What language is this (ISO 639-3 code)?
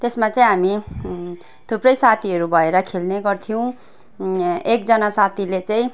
nep